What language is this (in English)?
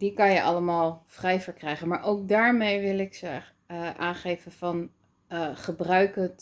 Dutch